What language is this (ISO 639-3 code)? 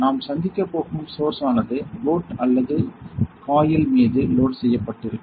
tam